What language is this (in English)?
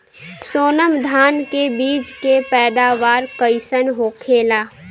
Bhojpuri